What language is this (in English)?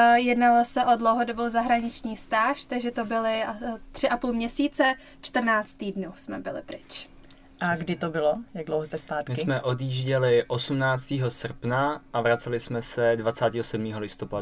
Czech